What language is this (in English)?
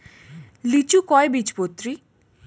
Bangla